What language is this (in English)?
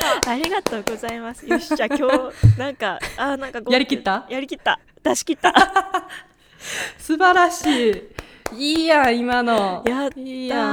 Japanese